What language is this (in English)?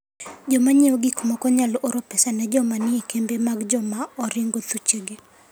Luo (Kenya and Tanzania)